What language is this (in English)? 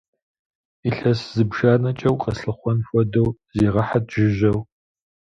Kabardian